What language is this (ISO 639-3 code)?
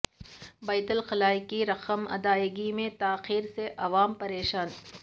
urd